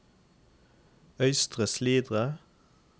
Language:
Norwegian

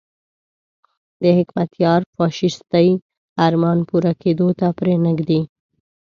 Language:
Pashto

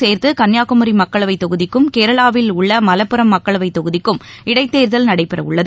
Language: Tamil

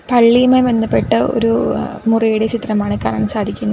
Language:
Malayalam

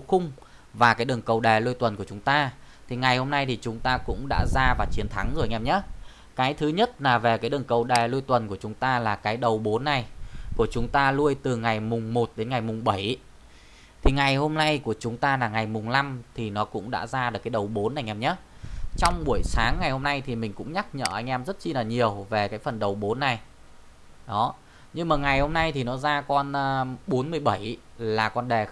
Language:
Vietnamese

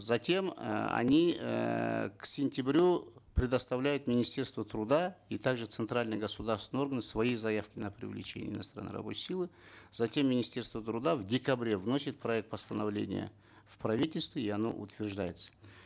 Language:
Kazakh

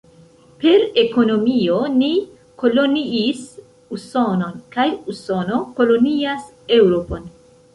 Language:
Esperanto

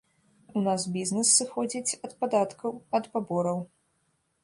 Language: Belarusian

